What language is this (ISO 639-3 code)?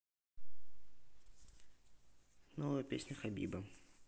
rus